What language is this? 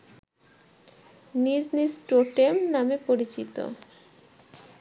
Bangla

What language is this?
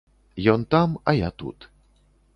Belarusian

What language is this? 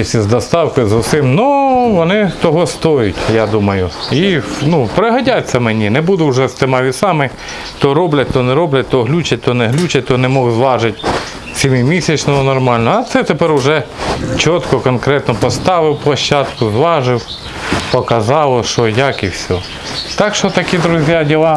Russian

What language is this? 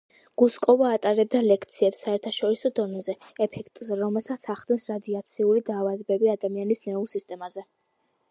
Georgian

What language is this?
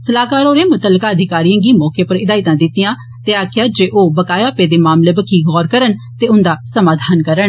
Dogri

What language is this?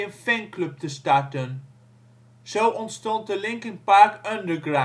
Dutch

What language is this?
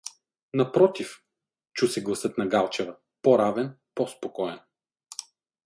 Bulgarian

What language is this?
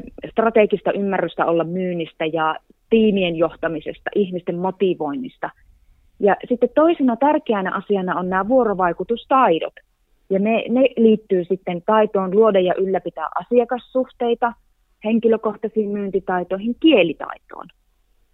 Finnish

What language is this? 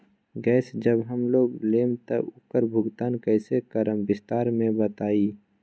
Magahi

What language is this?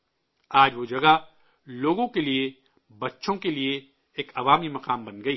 Urdu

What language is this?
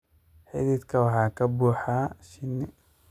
Somali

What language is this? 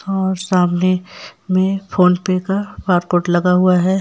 Hindi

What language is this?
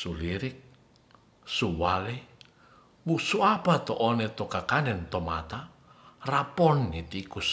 Ratahan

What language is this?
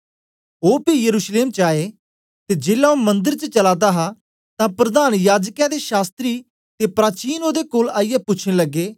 Dogri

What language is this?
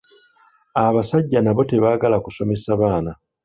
Ganda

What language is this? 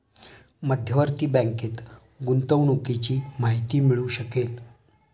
Marathi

